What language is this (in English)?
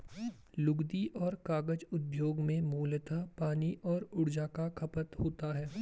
Hindi